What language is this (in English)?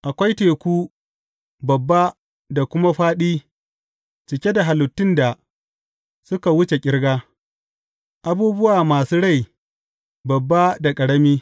Hausa